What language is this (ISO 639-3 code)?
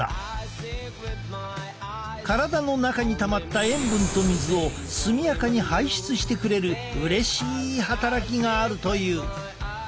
jpn